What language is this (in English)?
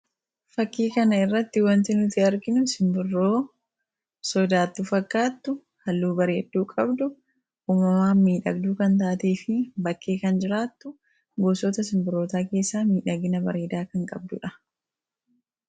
Oromo